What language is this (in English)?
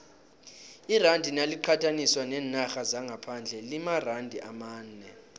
South Ndebele